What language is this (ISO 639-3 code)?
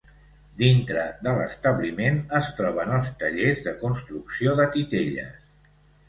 cat